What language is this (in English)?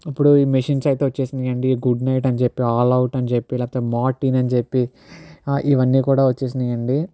Telugu